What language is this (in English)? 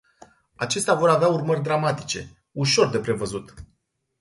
Romanian